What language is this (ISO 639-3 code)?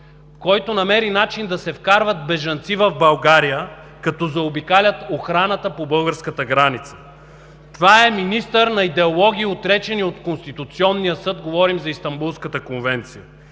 bul